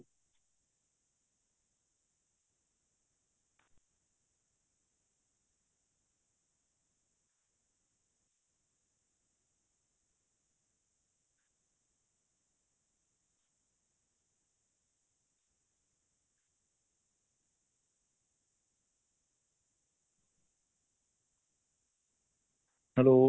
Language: Punjabi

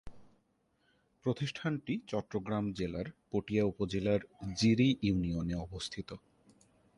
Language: Bangla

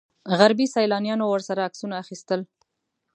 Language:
Pashto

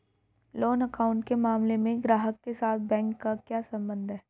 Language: Hindi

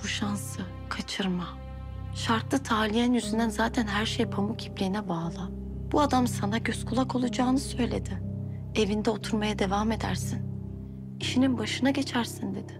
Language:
Turkish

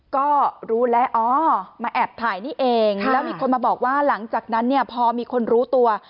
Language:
Thai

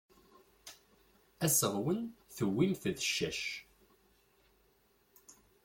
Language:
Kabyle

